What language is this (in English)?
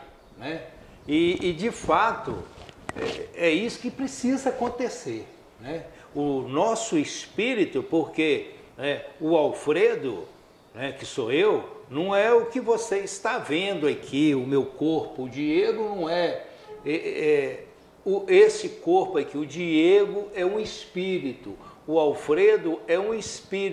Portuguese